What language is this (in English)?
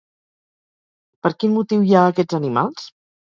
Catalan